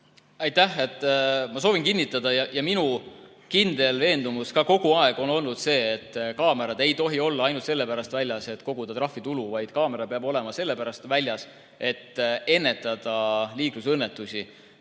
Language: Estonian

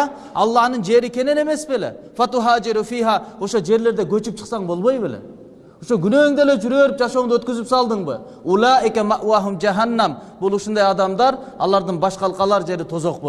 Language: Turkish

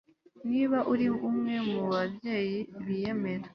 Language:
Kinyarwanda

